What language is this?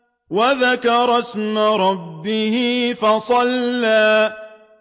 Arabic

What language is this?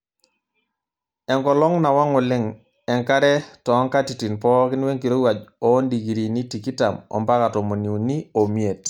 Masai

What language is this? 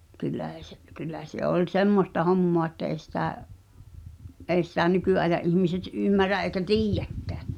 Finnish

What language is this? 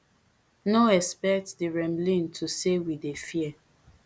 Nigerian Pidgin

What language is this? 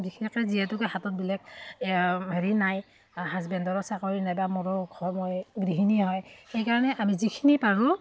Assamese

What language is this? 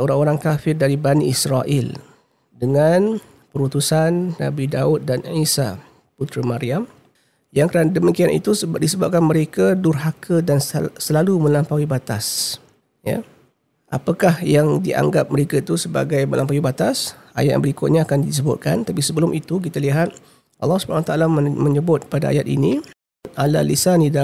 Malay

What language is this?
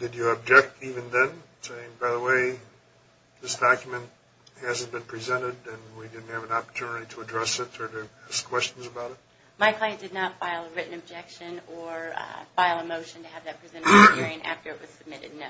English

